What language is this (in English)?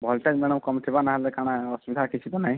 Odia